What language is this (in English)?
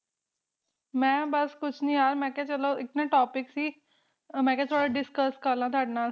Punjabi